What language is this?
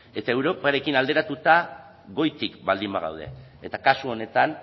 Basque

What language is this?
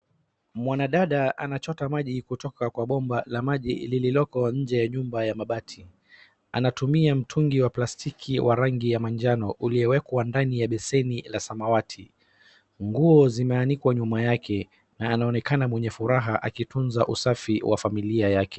Swahili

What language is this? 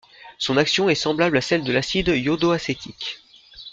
French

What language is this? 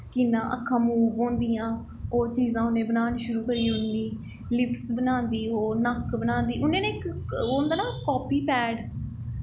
Dogri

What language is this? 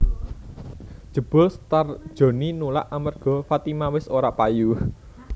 Javanese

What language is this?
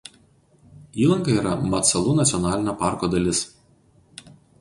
Lithuanian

